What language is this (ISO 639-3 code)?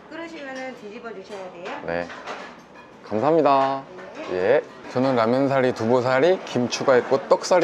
kor